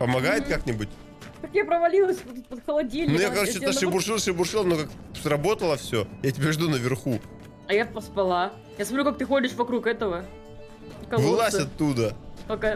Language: Russian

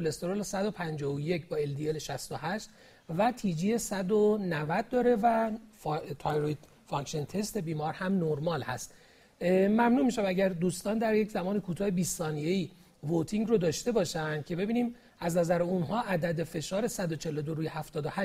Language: Persian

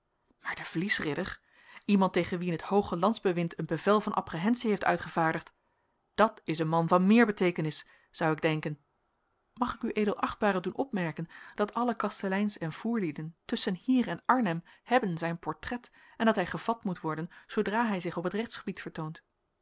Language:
Dutch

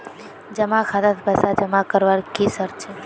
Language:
Magahi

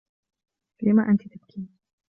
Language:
Arabic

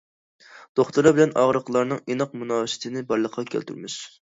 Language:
Uyghur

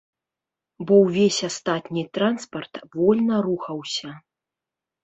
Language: Belarusian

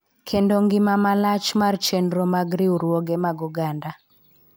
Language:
Luo (Kenya and Tanzania)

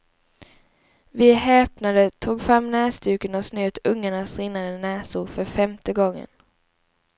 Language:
Swedish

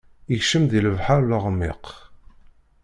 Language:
Kabyle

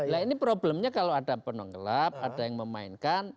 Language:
Indonesian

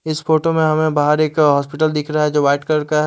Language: Hindi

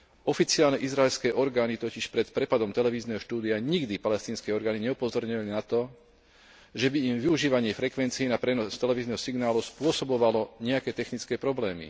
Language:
Slovak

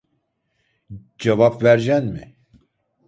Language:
Turkish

